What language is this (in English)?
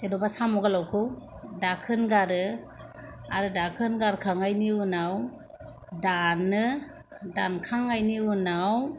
Bodo